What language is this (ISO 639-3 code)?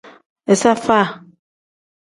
kdh